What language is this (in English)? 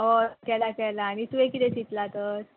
Konkani